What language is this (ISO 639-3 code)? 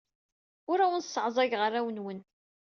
kab